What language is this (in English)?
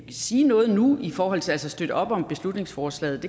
Danish